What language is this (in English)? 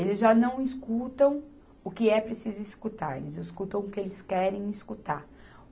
Portuguese